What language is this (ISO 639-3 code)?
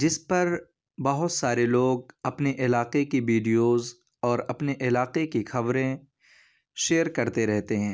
urd